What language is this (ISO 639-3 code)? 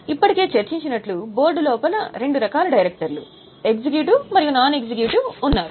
tel